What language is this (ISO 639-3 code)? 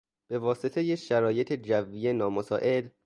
fas